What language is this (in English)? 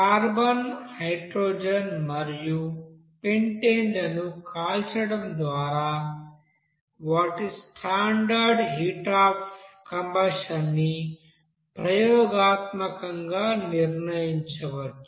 Telugu